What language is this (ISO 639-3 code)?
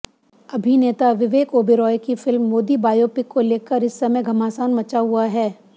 hin